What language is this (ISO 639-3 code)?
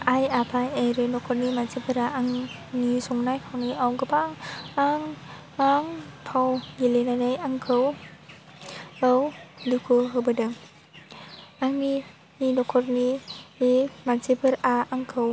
brx